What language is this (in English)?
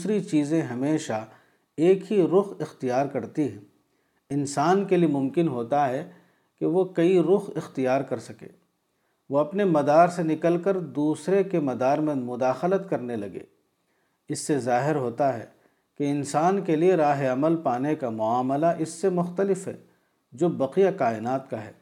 Urdu